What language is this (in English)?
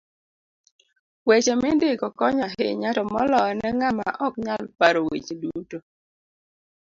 Luo (Kenya and Tanzania)